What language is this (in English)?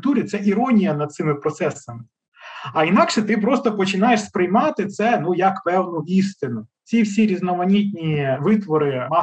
Ukrainian